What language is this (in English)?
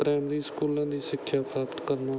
Punjabi